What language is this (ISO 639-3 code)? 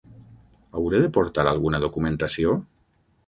cat